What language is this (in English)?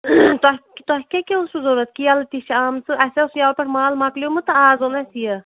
Kashmiri